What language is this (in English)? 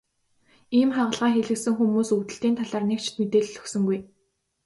Mongolian